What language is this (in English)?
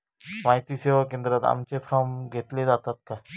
Marathi